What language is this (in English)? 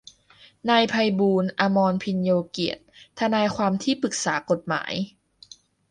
Thai